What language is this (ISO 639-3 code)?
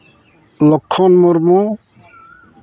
sat